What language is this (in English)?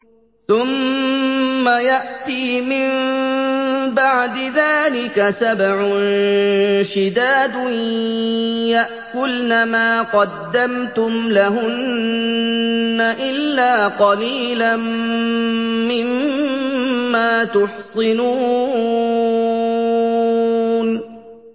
Arabic